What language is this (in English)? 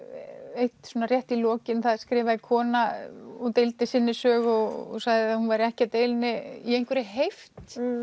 Icelandic